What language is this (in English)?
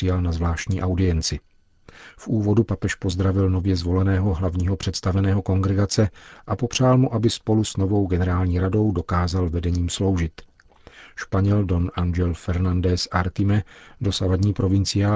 Czech